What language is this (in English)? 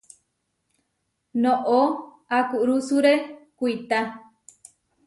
Huarijio